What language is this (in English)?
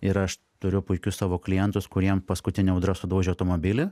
Lithuanian